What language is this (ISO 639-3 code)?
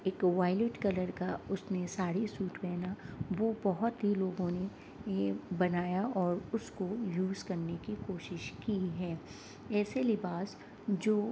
urd